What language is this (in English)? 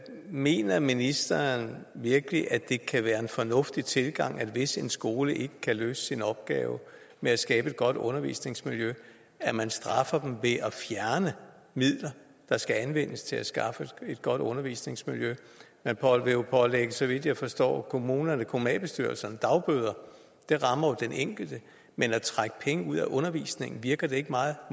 Danish